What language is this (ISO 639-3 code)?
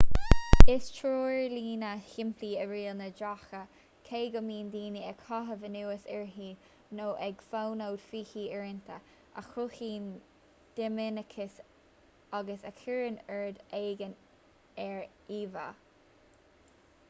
gle